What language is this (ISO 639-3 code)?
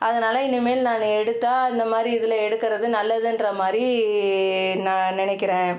tam